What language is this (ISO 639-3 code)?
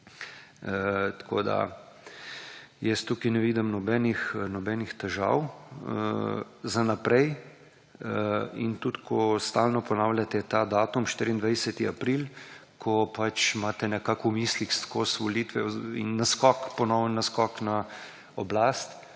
slv